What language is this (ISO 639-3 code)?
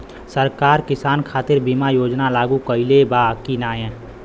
bho